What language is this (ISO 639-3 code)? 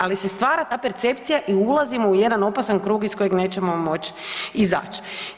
hrv